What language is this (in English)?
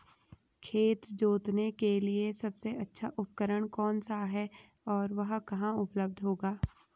Hindi